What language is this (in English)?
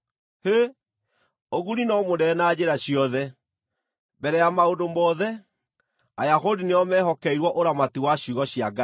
Kikuyu